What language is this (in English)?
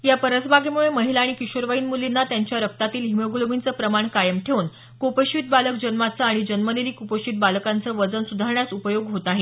Marathi